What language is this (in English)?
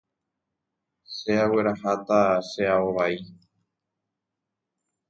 Guarani